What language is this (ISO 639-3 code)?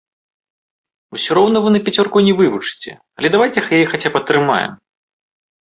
bel